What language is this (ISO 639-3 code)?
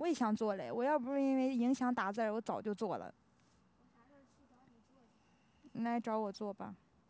zho